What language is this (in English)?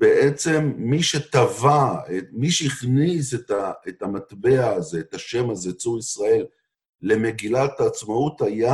Hebrew